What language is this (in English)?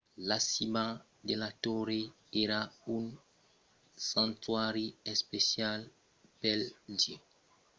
Occitan